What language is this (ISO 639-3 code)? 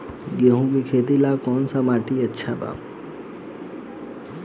bho